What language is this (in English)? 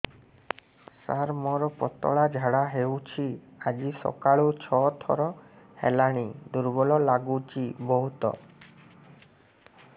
Odia